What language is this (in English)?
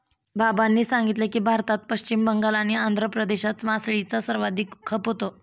Marathi